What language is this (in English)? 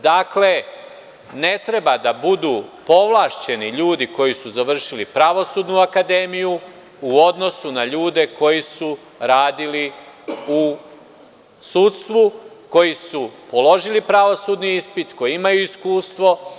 Serbian